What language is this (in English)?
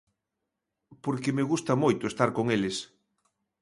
Galician